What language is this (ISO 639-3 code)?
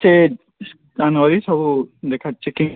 ori